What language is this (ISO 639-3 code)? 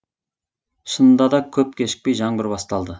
kaz